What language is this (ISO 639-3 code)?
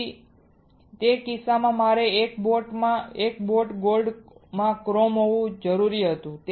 guj